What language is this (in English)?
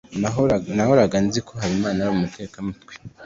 Kinyarwanda